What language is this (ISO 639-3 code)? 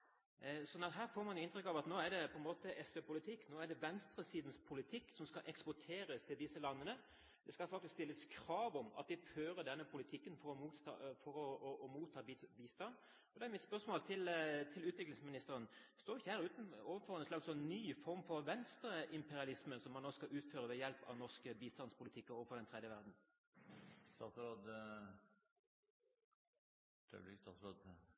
nob